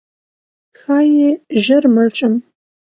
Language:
Pashto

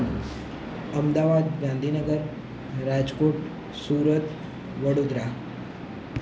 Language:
Gujarati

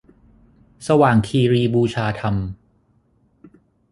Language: Thai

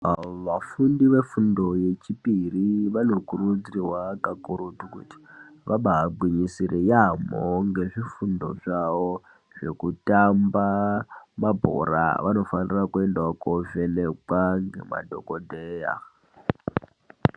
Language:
Ndau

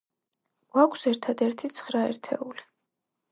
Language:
Georgian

